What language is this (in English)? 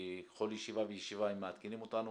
Hebrew